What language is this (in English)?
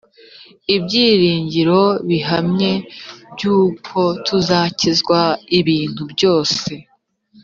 Kinyarwanda